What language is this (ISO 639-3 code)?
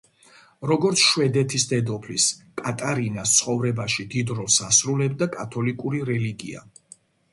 kat